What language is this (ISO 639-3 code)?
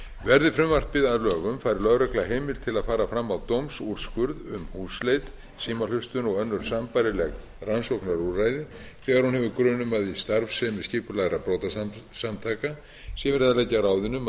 isl